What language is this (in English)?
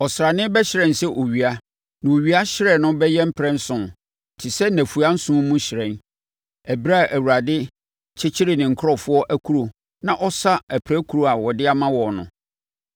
Akan